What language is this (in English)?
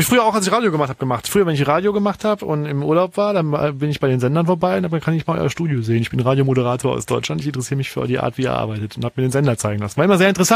German